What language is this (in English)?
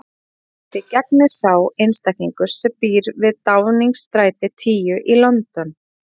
Icelandic